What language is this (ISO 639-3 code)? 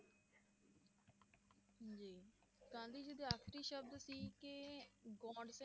pan